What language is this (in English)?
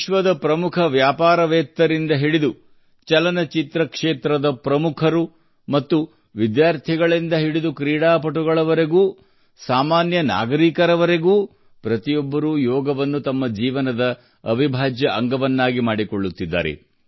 Kannada